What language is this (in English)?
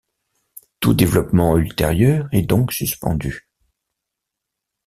French